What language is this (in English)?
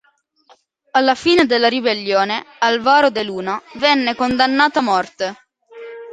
Italian